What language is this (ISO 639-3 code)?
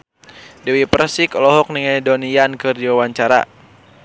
sun